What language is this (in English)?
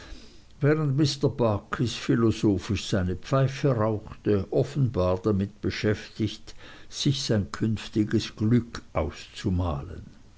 German